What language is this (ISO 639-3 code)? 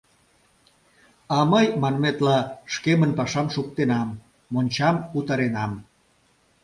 chm